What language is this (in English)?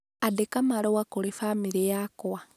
Kikuyu